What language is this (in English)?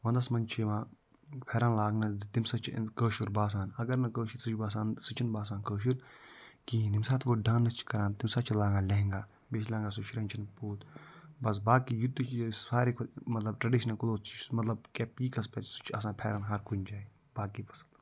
Kashmiri